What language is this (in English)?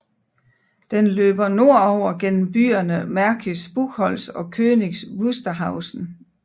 Danish